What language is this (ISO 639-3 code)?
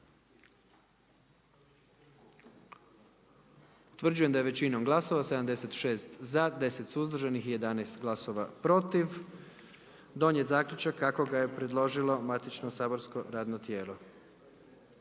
hrv